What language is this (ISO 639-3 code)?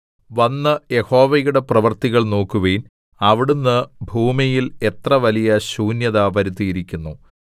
mal